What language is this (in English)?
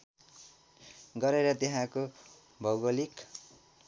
Nepali